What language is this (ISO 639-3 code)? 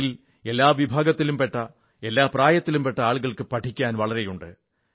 mal